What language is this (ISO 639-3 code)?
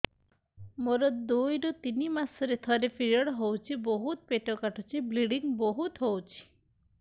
ori